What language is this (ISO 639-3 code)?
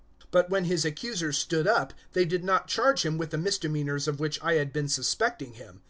eng